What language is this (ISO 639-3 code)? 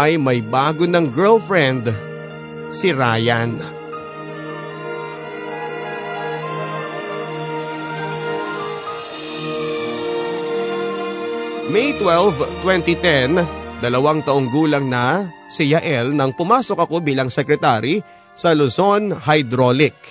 fil